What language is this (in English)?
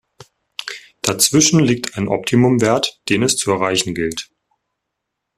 German